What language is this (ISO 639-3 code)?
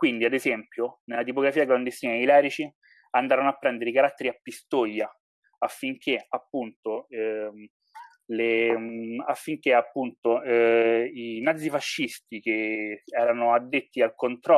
ita